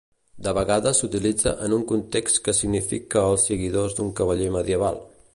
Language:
Catalan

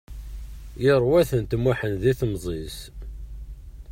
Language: Kabyle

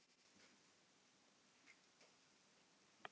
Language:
Icelandic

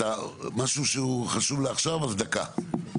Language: Hebrew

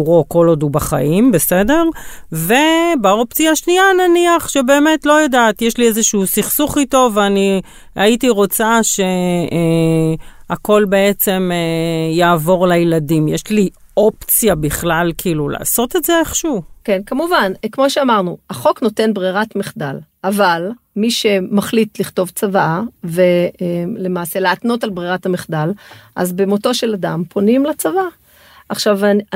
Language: Hebrew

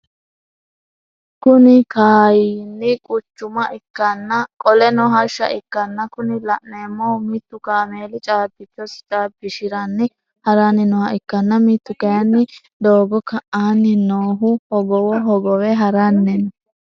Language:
Sidamo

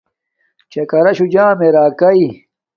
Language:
Domaaki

